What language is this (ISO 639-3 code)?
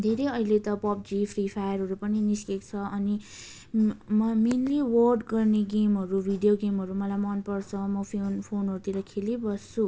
nep